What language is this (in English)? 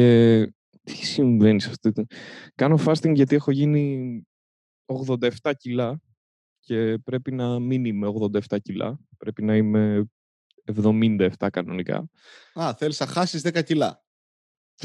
Greek